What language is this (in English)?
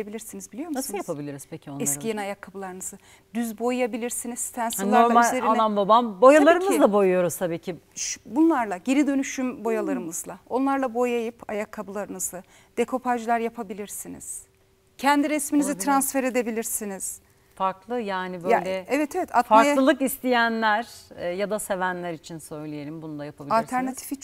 Turkish